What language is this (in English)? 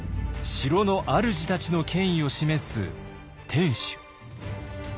Japanese